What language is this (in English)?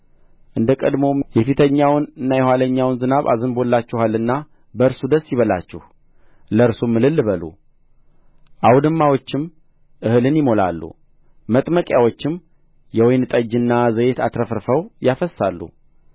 Amharic